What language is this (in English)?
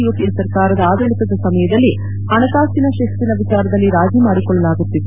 Kannada